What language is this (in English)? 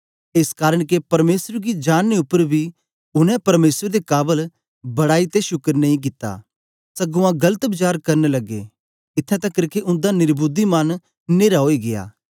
Dogri